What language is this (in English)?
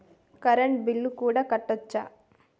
Telugu